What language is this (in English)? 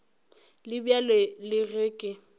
Northern Sotho